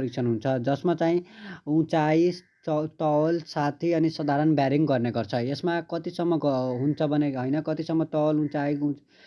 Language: Hindi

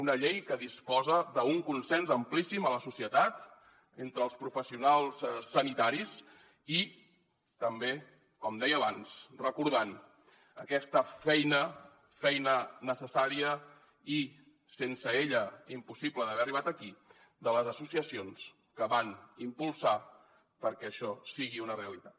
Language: Catalan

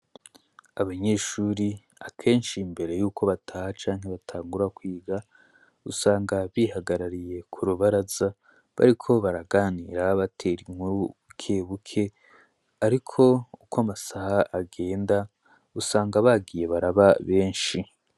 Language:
Rundi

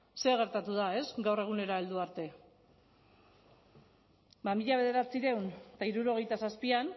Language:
Basque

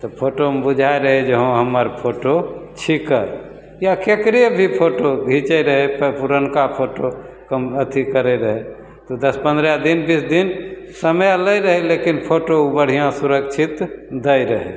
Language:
Maithili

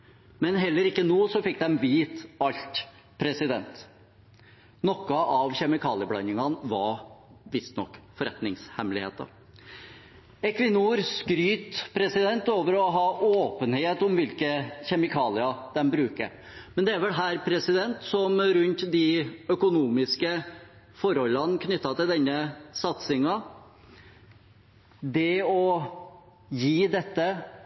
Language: Norwegian Bokmål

